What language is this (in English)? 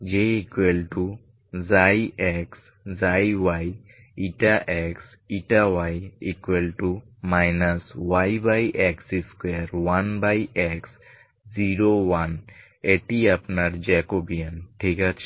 Bangla